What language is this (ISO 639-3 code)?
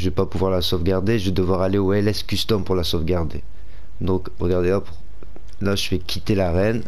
fra